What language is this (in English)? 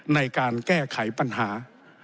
Thai